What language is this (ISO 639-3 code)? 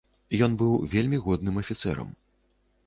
bel